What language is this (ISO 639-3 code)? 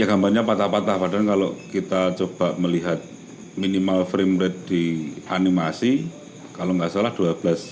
ind